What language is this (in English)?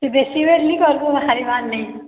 Odia